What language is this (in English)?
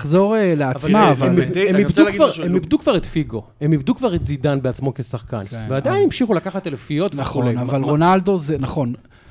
Hebrew